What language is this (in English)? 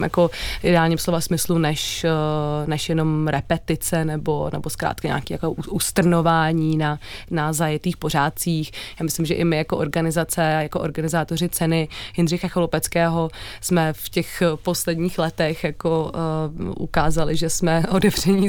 Czech